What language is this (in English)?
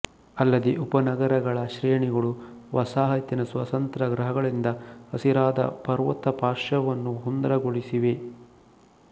Kannada